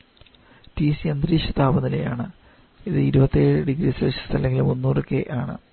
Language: Malayalam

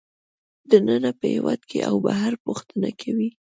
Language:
Pashto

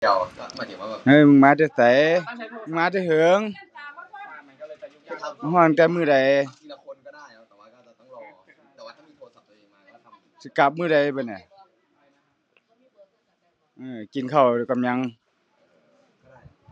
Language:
Thai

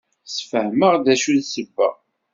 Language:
Kabyle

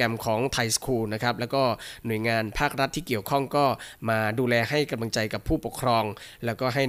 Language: Thai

